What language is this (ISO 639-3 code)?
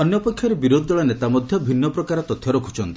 ori